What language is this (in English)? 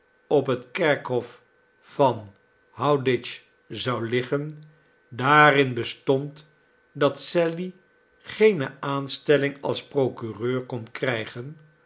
Dutch